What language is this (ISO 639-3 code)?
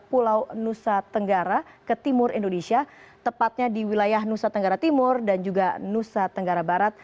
ind